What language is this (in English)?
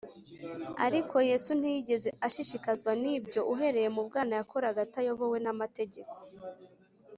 Kinyarwanda